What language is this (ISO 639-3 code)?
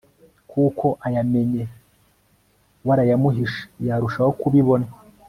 kin